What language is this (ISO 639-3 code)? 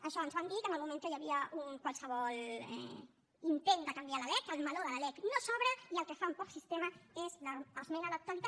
cat